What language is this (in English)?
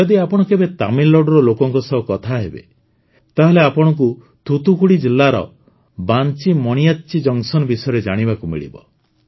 Odia